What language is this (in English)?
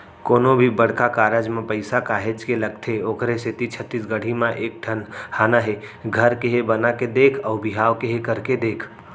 Chhattisgarhi